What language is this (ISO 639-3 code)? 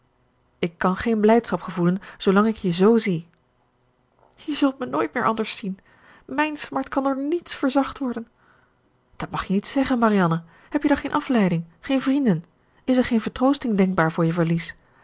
nld